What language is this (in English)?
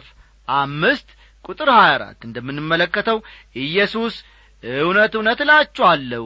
Amharic